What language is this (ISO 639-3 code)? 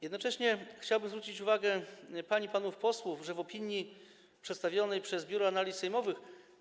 pol